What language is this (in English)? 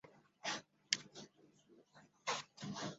Chinese